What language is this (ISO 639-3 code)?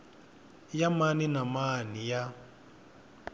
tso